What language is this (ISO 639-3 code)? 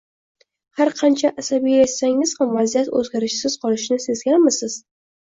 uzb